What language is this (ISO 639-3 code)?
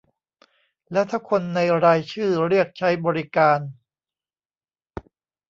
tha